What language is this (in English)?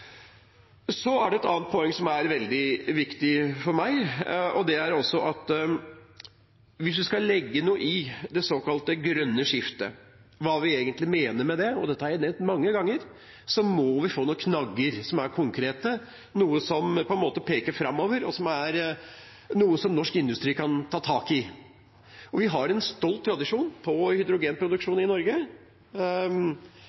Norwegian Bokmål